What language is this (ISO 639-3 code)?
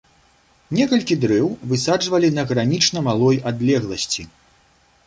bel